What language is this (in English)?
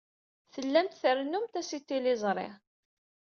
Kabyle